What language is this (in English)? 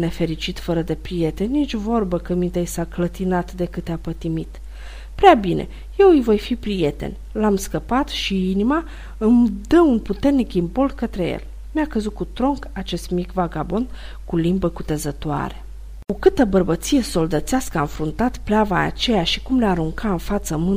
Romanian